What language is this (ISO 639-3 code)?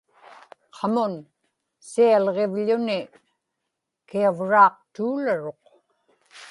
ipk